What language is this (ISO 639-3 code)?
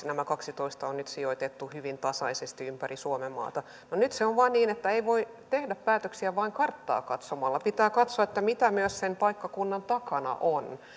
fin